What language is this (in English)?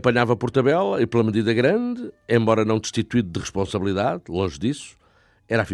Portuguese